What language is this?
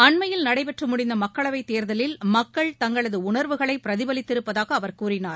Tamil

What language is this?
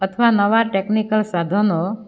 Gujarati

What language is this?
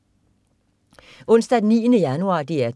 Danish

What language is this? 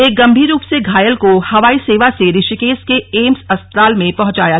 Hindi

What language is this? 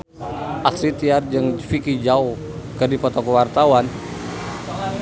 Sundanese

